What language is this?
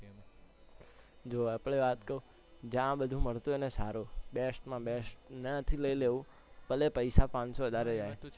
Gujarati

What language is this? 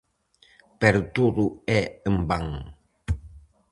Galician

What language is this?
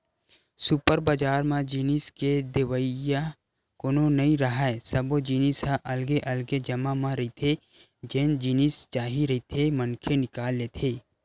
Chhattisgarhi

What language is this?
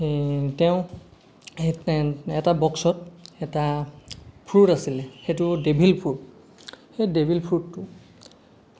Assamese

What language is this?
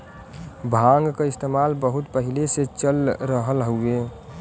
Bhojpuri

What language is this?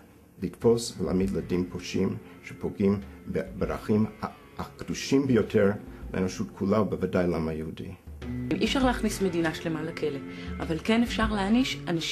Hebrew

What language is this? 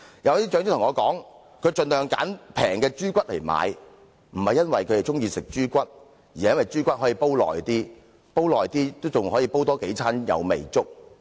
Cantonese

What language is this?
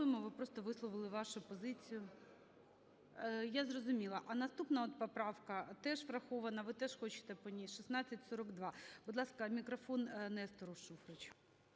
Ukrainian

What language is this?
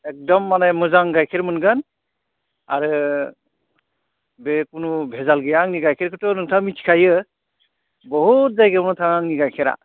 Bodo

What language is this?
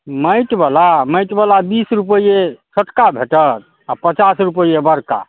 Maithili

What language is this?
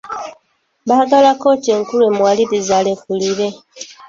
Ganda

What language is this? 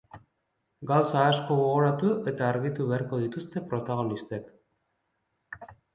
Basque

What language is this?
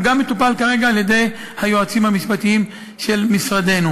Hebrew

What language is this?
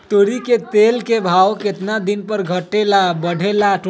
Magahi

